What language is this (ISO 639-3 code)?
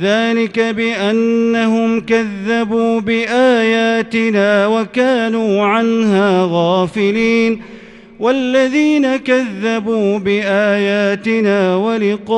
ara